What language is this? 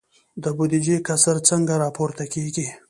Pashto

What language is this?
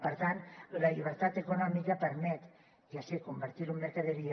Catalan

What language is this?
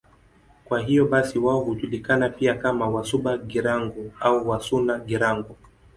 Swahili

